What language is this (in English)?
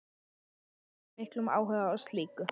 Icelandic